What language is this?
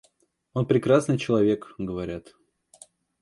Russian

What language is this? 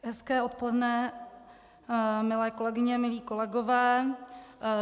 Czech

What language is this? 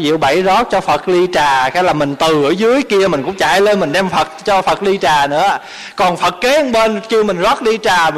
Vietnamese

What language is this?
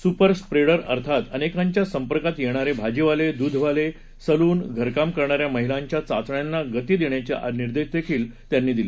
Marathi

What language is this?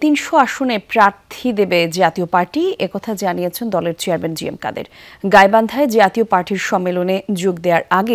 Romanian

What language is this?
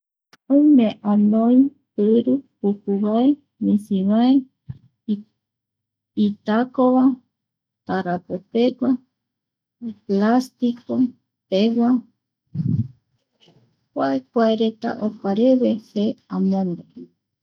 Eastern Bolivian Guaraní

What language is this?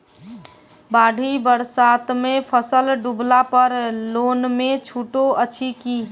Maithili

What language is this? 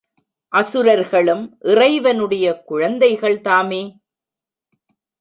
Tamil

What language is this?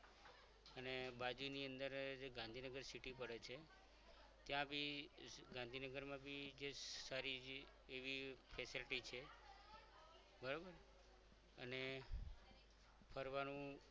Gujarati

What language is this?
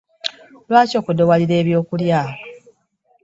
Ganda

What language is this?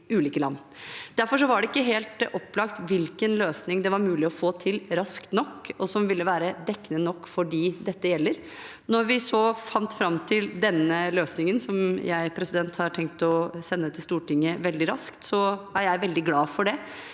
Norwegian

